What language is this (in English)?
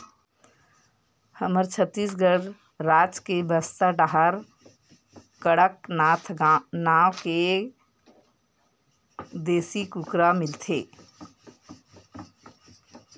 Chhattisgarhi